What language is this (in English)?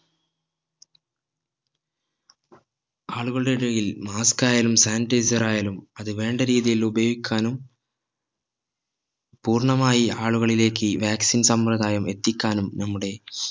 Malayalam